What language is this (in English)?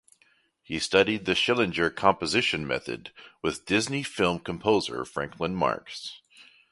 English